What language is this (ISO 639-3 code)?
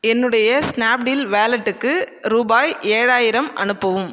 tam